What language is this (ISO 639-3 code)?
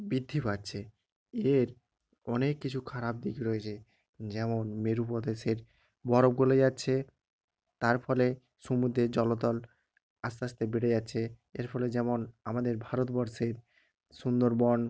ben